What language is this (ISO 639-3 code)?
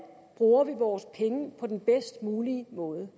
dan